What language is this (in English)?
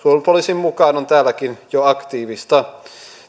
Finnish